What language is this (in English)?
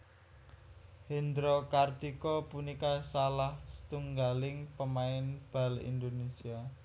Javanese